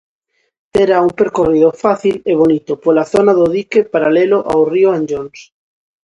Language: Galician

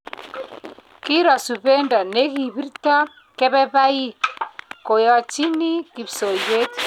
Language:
Kalenjin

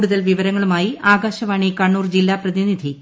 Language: Malayalam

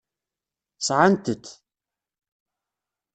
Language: Kabyle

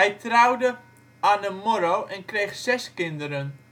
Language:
Dutch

